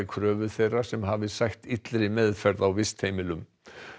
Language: Icelandic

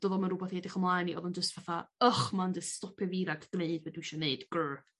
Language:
Welsh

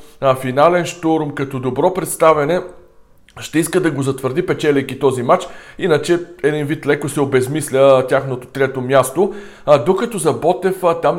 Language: Bulgarian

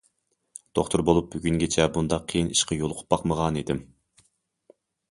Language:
Uyghur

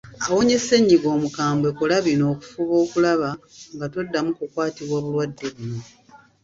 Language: Ganda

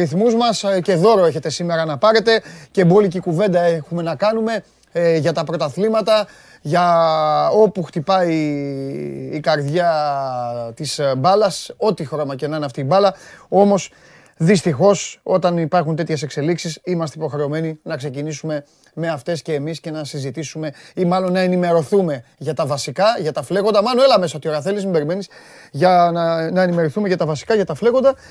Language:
Greek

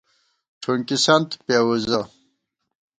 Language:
Gawar-Bati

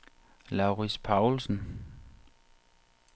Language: Danish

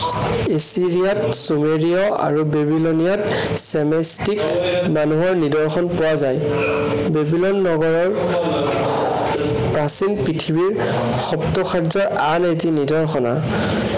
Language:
Assamese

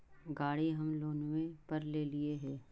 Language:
Magahi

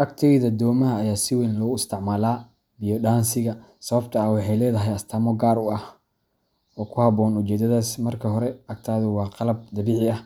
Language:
Somali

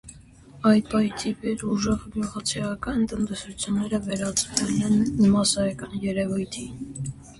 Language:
Armenian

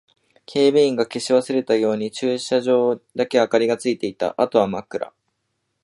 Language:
Japanese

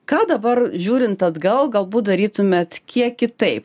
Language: Lithuanian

